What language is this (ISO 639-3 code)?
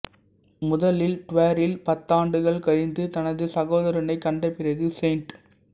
tam